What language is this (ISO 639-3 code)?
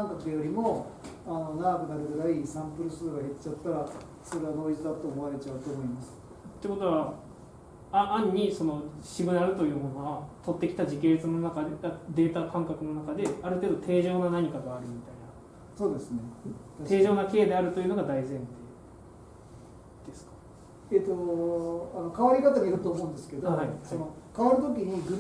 jpn